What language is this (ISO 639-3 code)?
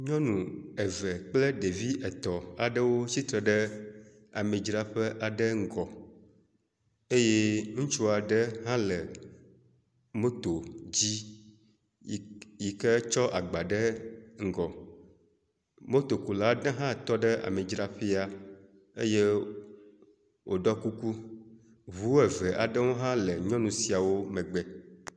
ewe